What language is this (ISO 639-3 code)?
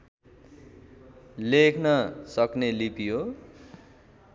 nep